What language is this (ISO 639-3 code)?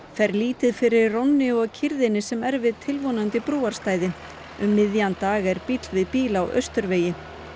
isl